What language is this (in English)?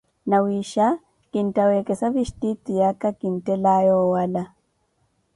Koti